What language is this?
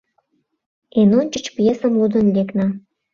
Mari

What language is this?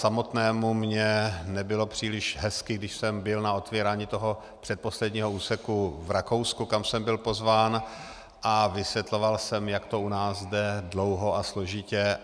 Czech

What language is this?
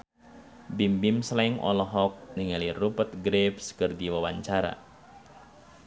Sundanese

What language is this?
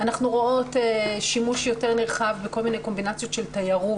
Hebrew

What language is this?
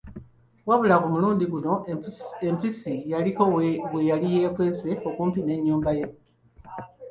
Ganda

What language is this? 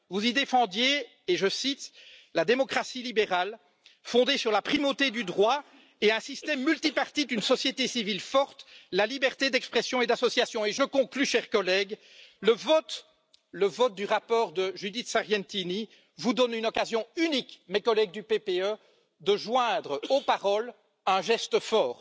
French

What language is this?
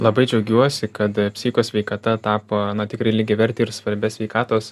Lithuanian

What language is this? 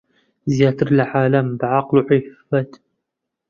Central Kurdish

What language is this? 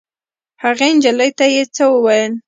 Pashto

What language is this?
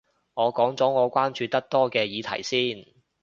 Cantonese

